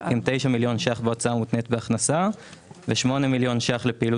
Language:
Hebrew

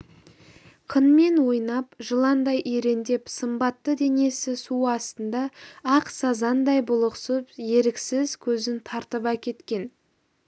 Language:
Kazakh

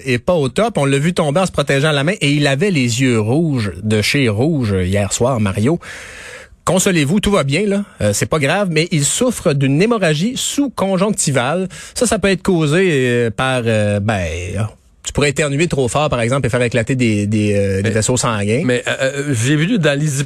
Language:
French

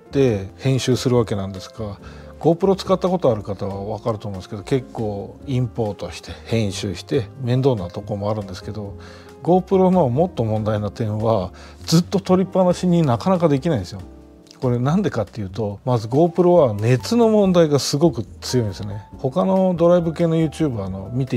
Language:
Japanese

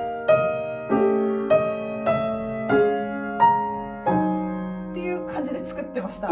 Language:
Japanese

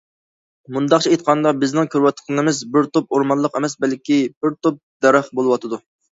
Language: Uyghur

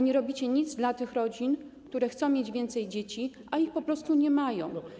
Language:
Polish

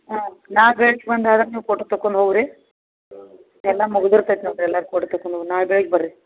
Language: Kannada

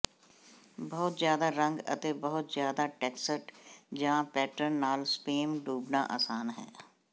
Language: Punjabi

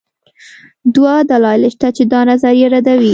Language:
Pashto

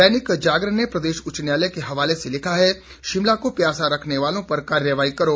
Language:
Hindi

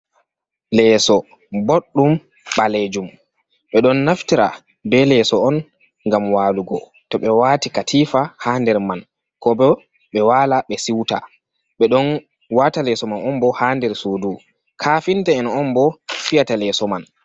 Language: Fula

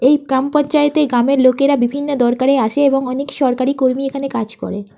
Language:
Bangla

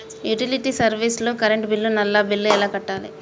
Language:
Telugu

